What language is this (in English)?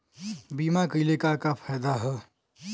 Bhojpuri